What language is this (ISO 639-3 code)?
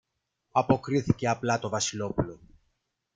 ell